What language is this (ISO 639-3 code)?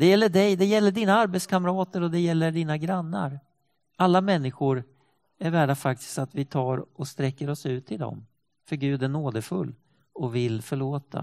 swe